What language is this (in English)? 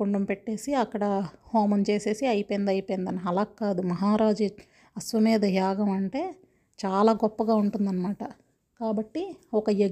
Telugu